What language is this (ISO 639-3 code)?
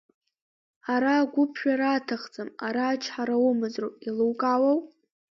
abk